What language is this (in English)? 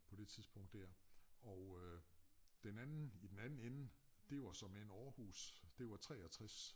Danish